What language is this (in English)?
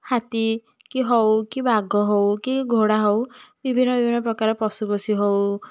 Odia